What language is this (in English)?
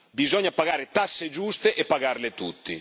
Italian